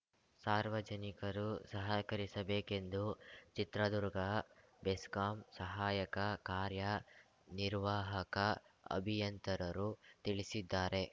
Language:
Kannada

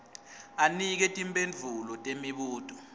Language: Swati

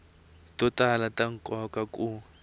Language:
Tsonga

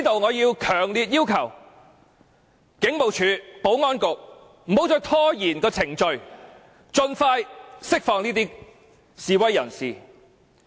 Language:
Cantonese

